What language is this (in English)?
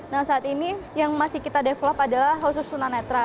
Indonesian